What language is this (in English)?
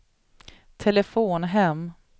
Swedish